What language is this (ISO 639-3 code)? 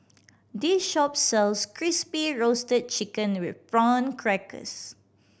eng